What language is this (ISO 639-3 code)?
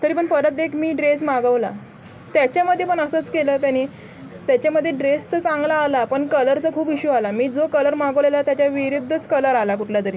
mar